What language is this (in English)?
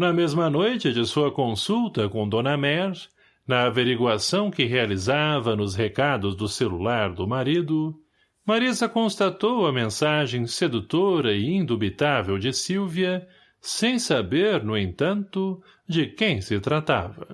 Portuguese